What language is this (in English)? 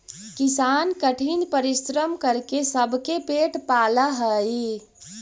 Magahi